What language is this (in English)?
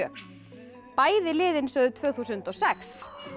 Icelandic